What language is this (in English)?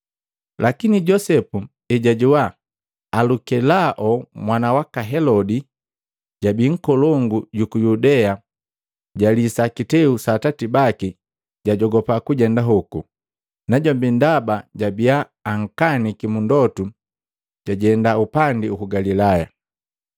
Matengo